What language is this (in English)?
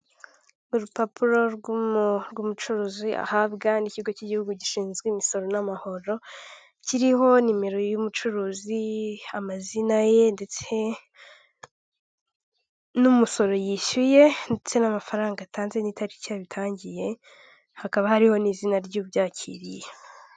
Kinyarwanda